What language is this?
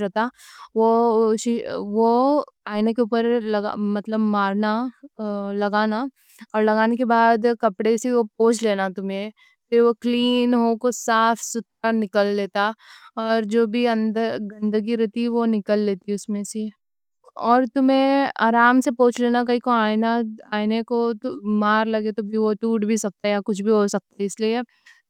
Deccan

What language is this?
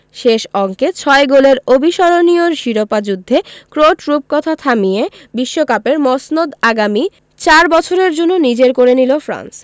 Bangla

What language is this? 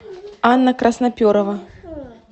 Russian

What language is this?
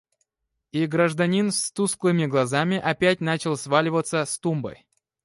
Russian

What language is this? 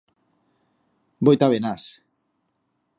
Aragonese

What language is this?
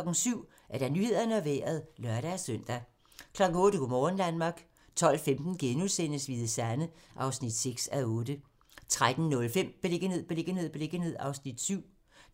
Danish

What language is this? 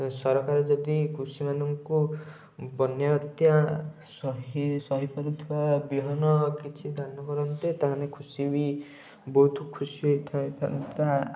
Odia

